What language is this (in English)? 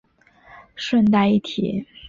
Chinese